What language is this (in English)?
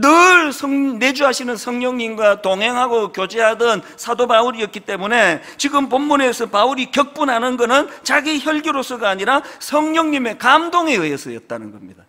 Korean